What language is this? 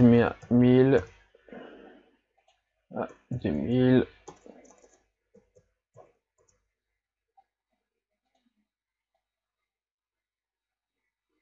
French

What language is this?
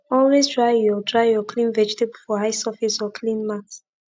Nigerian Pidgin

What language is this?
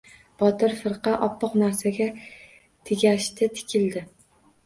Uzbek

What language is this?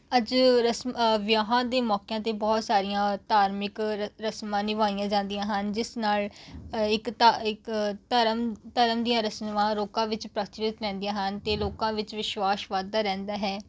Punjabi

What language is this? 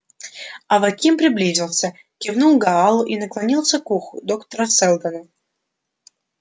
Russian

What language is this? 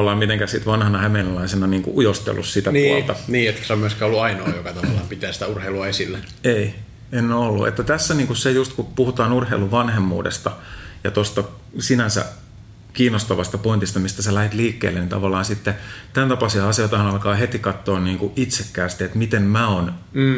Finnish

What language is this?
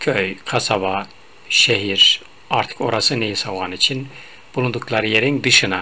Turkish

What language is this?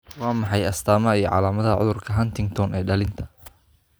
Somali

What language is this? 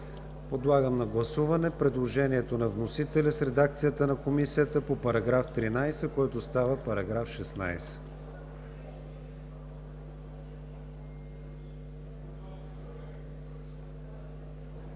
Bulgarian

